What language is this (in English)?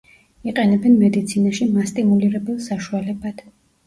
Georgian